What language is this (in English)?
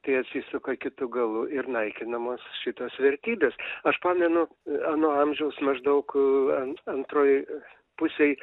Lithuanian